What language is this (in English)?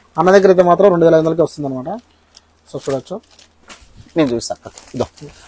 Telugu